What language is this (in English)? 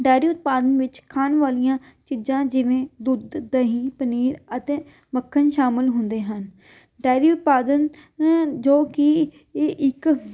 Punjabi